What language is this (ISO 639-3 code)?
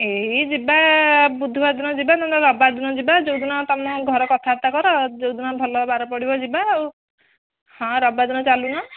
ori